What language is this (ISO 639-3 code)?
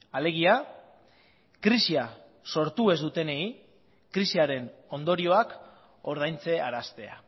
eus